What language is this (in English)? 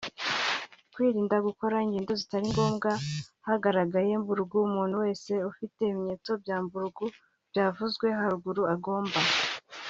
Kinyarwanda